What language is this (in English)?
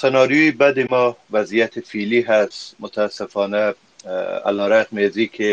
Persian